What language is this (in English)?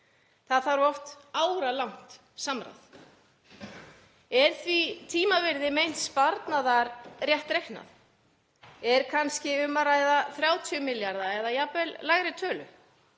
Icelandic